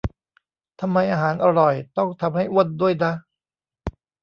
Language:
Thai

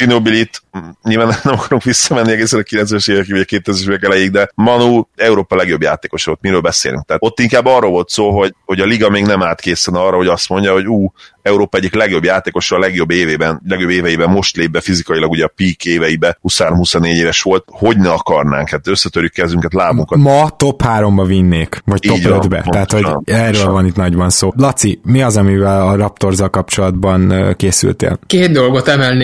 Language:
Hungarian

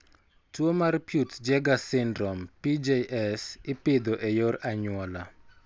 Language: Luo (Kenya and Tanzania)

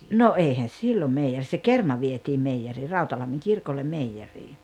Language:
Finnish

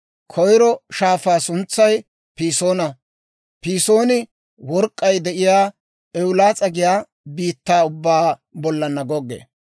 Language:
Dawro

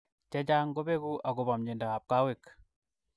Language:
Kalenjin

